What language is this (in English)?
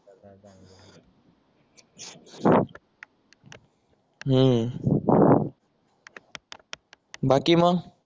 Marathi